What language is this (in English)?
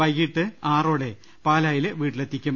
Malayalam